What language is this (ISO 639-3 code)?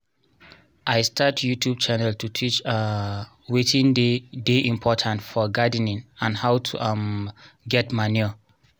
pcm